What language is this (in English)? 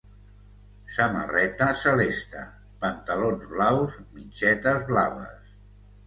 Catalan